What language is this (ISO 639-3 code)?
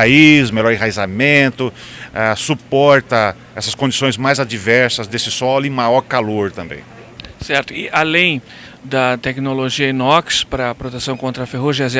por